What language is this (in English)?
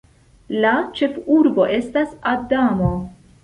Esperanto